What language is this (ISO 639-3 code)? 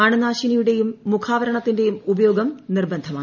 mal